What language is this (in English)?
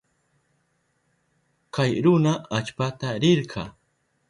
Southern Pastaza Quechua